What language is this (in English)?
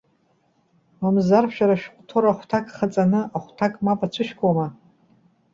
Abkhazian